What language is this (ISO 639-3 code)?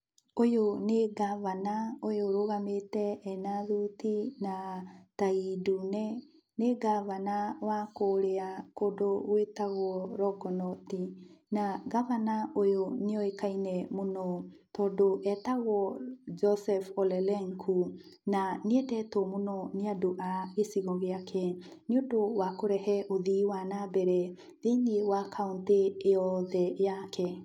kik